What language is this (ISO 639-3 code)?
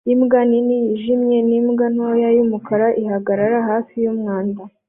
kin